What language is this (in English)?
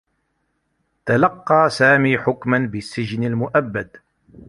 Arabic